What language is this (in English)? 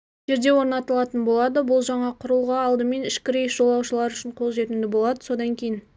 Kazakh